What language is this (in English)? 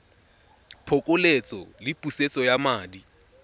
Tswana